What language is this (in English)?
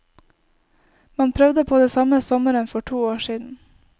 Norwegian